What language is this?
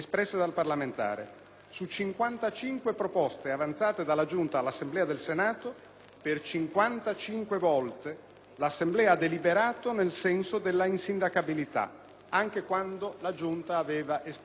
Italian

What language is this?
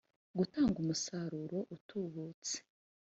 Kinyarwanda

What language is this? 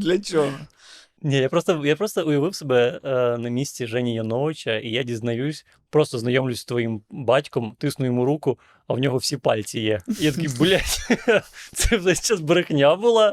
Ukrainian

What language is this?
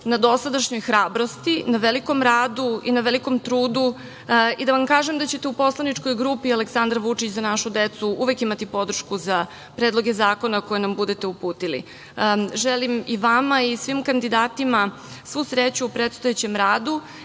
Serbian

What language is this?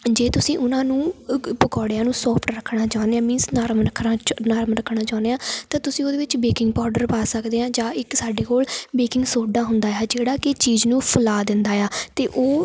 Punjabi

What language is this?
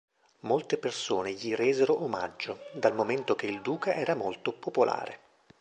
Italian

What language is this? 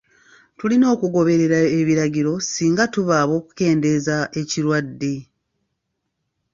Ganda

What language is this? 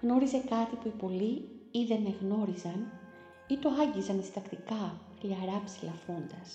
Greek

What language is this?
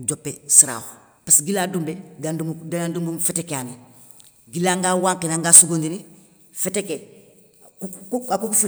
Soninke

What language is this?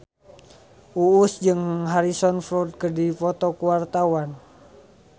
Sundanese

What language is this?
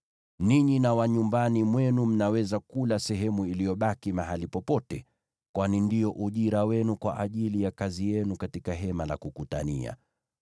Swahili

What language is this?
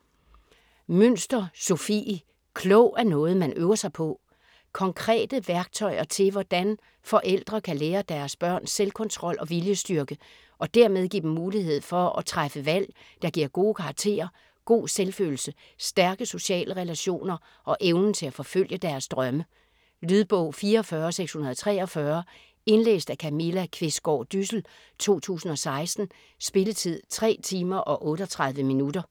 Danish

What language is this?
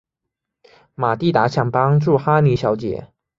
Chinese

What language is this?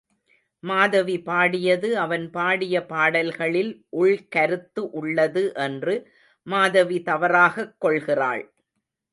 Tamil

